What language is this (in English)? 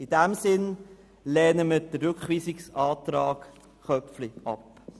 Swiss German